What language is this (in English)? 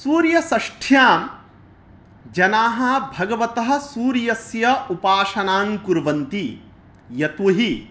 Sanskrit